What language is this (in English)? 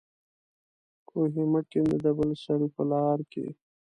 Pashto